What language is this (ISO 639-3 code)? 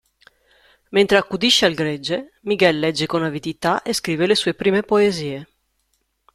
ita